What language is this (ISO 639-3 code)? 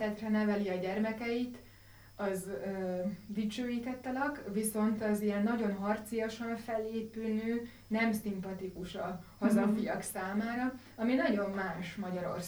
hun